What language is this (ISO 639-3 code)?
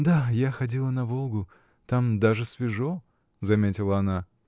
rus